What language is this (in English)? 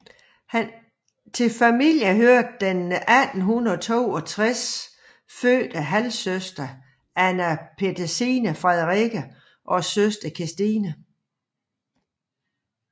Danish